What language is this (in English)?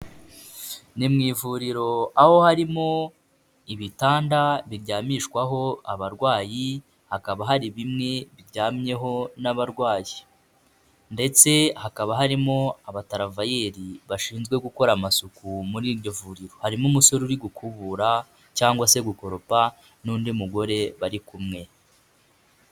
Kinyarwanda